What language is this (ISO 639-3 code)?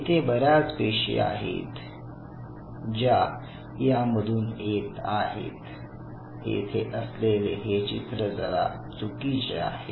mar